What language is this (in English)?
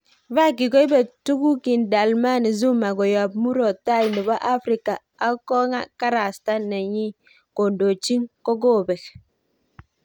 Kalenjin